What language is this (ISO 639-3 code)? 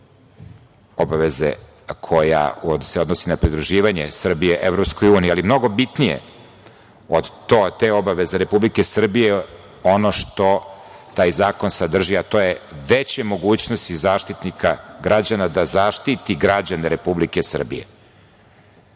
srp